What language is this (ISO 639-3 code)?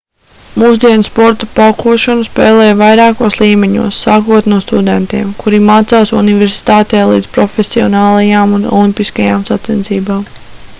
lav